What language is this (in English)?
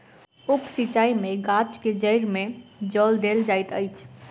Maithili